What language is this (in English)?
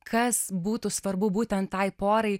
Lithuanian